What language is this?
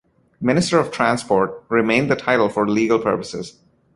English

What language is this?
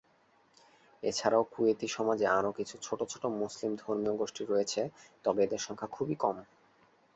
Bangla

